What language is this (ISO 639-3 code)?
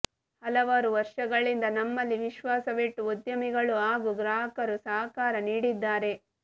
kan